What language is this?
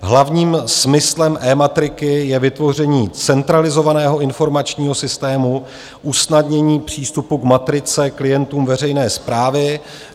Czech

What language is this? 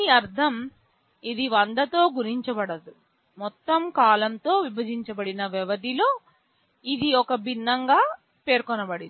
Telugu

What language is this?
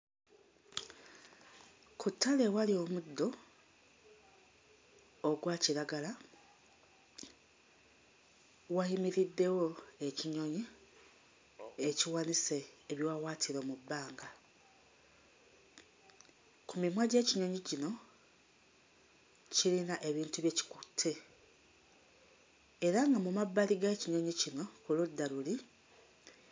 Ganda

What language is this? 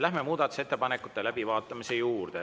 Estonian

